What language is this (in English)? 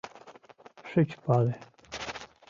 Mari